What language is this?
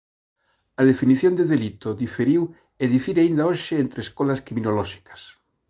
Galician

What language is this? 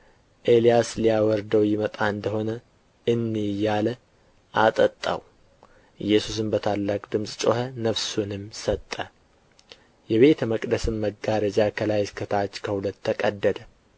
Amharic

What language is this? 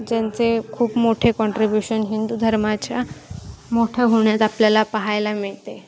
Marathi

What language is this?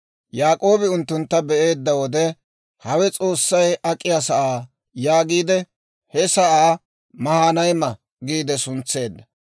Dawro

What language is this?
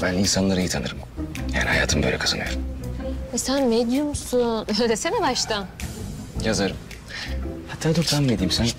Turkish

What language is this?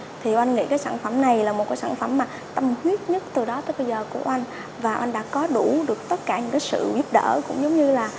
Vietnamese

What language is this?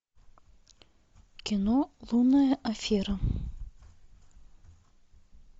Russian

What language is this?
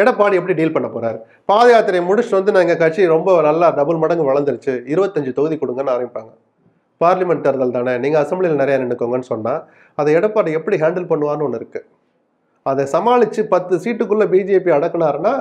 Tamil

